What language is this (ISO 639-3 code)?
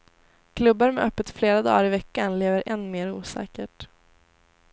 swe